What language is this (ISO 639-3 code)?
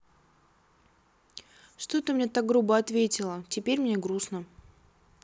rus